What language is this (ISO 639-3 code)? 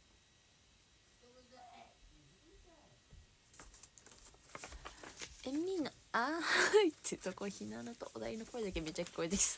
jpn